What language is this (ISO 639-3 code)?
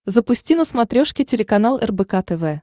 rus